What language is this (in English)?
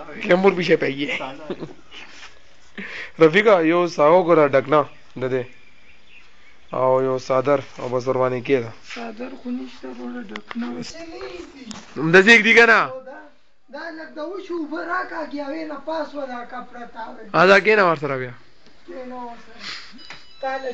Arabic